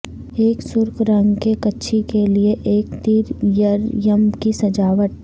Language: Urdu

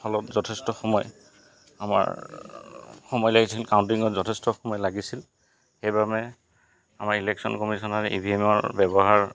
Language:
Assamese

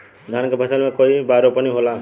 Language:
Bhojpuri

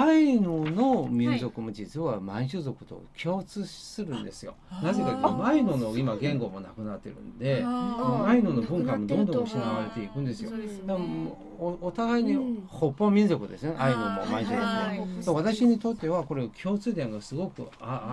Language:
Japanese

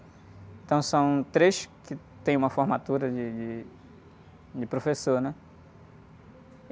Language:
Portuguese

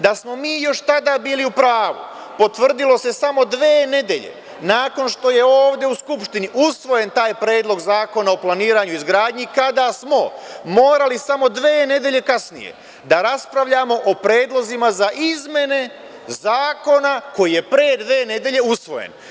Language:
Serbian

